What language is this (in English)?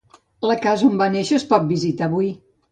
Catalan